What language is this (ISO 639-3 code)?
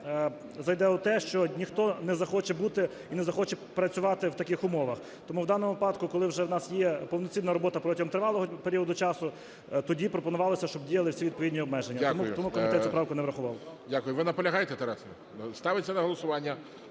ukr